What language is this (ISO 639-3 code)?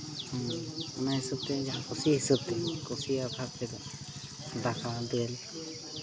sat